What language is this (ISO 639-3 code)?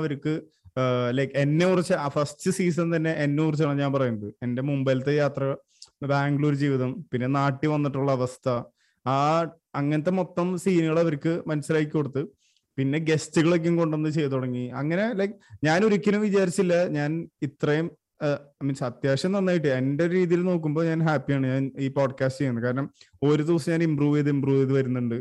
mal